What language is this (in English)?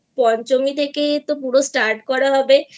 Bangla